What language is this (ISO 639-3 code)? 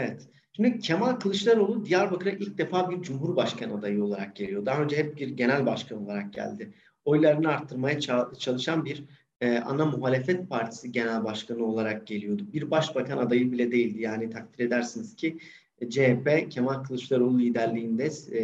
tur